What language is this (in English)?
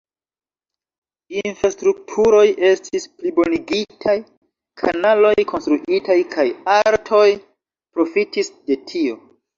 Esperanto